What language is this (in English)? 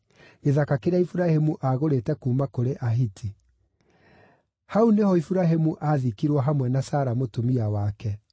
Kikuyu